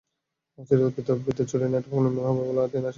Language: Bangla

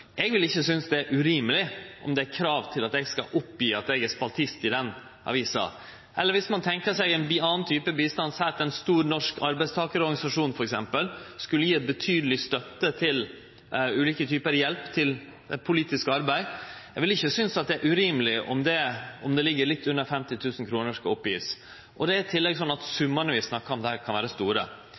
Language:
Norwegian Nynorsk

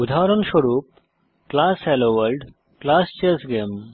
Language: Bangla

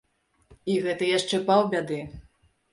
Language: Belarusian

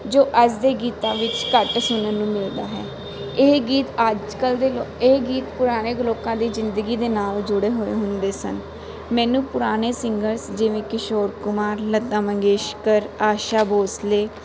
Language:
Punjabi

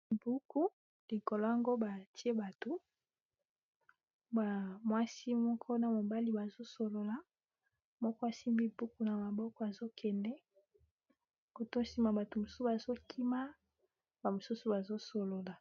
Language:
Lingala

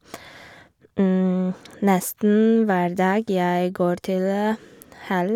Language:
Norwegian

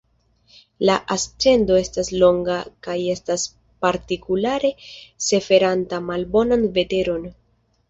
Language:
Esperanto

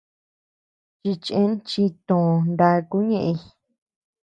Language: Tepeuxila Cuicatec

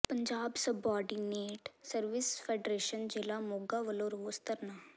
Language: Punjabi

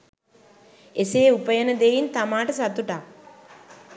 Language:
Sinhala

